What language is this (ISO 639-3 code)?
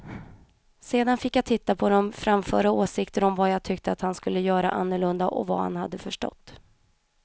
swe